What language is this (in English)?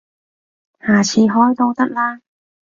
Cantonese